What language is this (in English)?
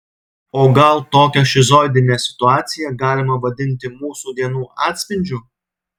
Lithuanian